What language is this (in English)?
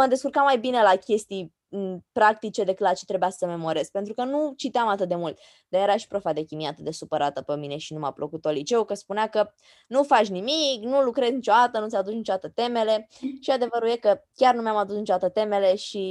Romanian